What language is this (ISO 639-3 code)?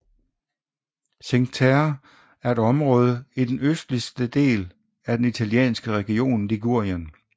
dan